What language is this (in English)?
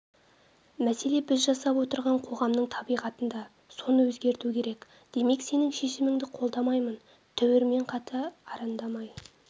Kazakh